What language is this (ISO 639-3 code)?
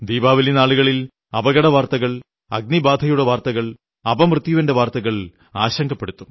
mal